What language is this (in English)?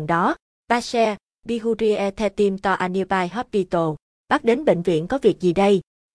Vietnamese